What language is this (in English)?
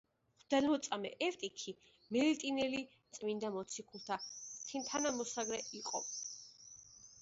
Georgian